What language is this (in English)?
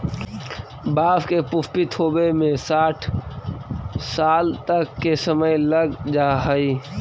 Magahi